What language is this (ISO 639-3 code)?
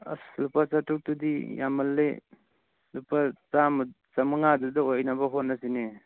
mni